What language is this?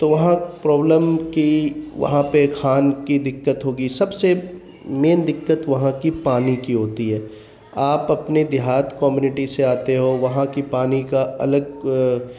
Urdu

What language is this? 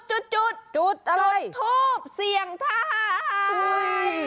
Thai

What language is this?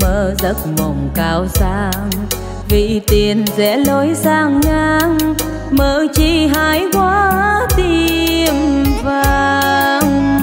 Vietnamese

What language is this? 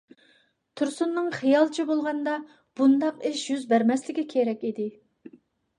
Uyghur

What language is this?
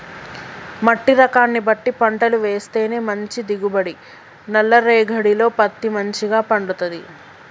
Telugu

